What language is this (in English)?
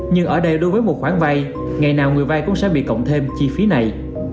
Vietnamese